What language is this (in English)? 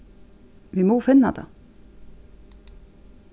Faroese